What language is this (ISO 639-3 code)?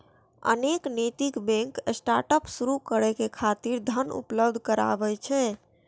mai